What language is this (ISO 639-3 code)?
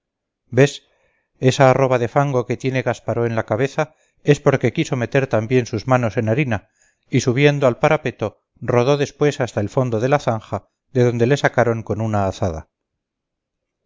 spa